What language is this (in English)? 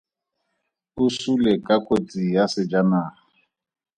Tswana